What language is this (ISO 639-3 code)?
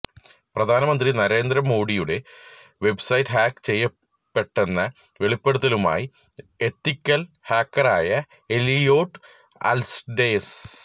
mal